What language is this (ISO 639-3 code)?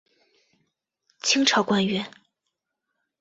zho